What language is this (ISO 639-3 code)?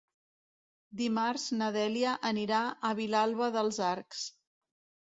cat